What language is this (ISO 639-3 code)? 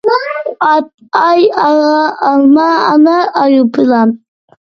uig